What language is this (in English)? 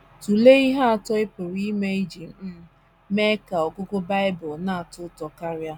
Igbo